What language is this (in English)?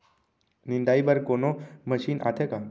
Chhattisgarhi